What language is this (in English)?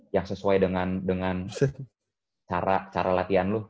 Indonesian